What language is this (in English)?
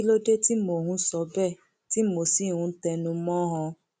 Yoruba